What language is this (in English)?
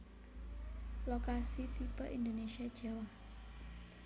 Javanese